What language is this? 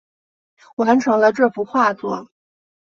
Chinese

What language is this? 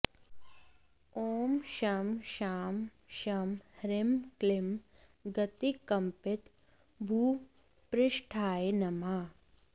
Sanskrit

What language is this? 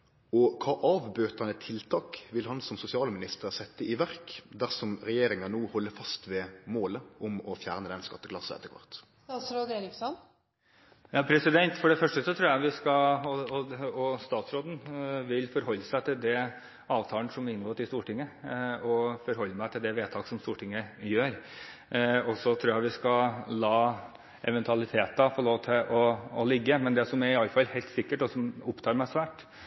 Norwegian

